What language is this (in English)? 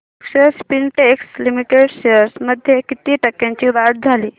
Marathi